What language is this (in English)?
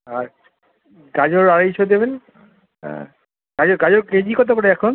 Bangla